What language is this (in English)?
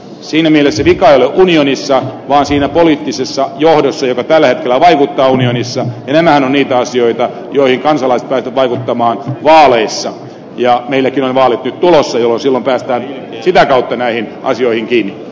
Finnish